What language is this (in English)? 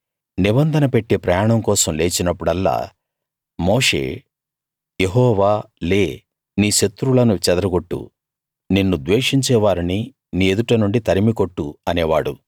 Telugu